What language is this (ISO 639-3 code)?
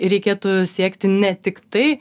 lit